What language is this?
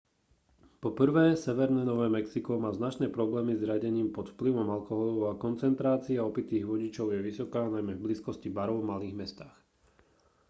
Slovak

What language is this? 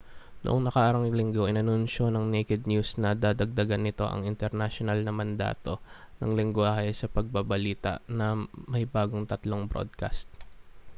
Filipino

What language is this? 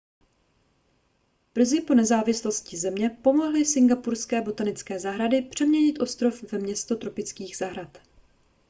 Czech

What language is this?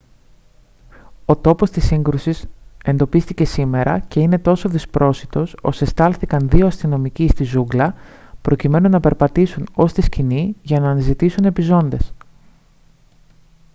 Greek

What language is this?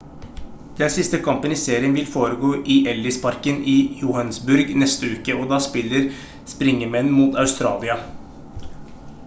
Norwegian Bokmål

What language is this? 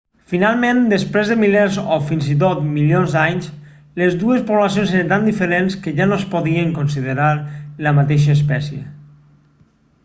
Catalan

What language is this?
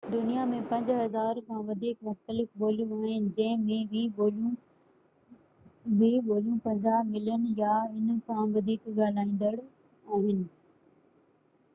Sindhi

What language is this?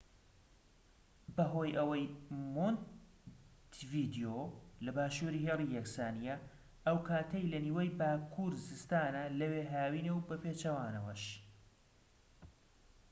Central Kurdish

